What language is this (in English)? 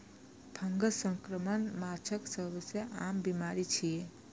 Maithili